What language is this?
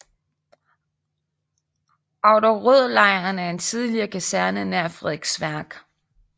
Danish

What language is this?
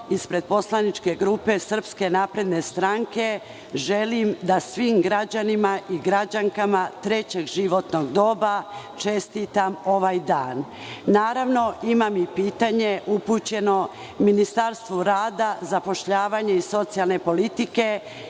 Serbian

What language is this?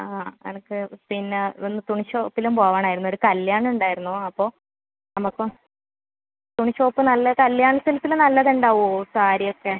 Malayalam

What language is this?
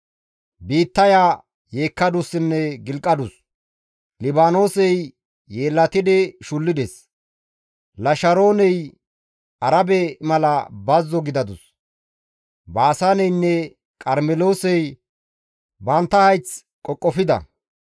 Gamo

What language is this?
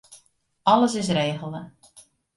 Western Frisian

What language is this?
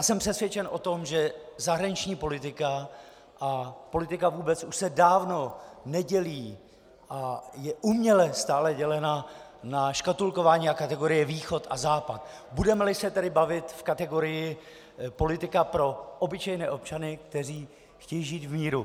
Czech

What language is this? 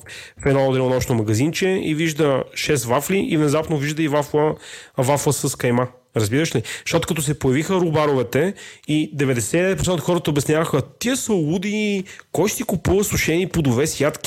Bulgarian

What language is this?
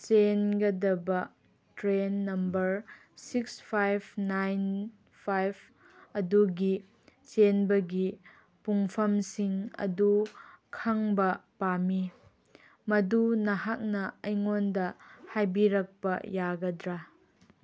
Manipuri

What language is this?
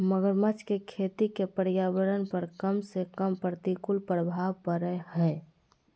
Magahi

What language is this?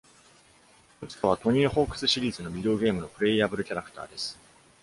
Japanese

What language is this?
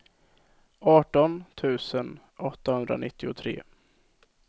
Swedish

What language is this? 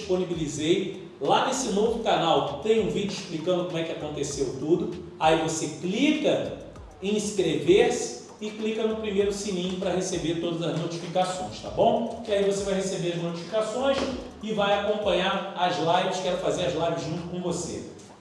Portuguese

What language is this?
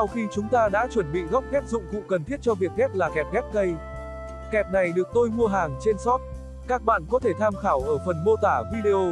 Vietnamese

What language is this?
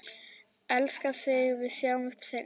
Icelandic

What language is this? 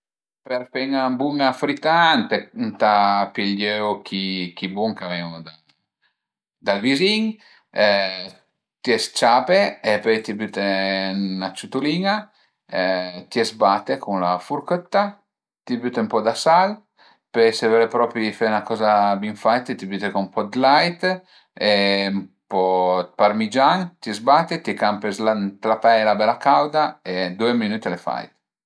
Piedmontese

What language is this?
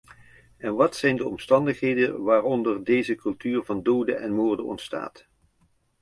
Dutch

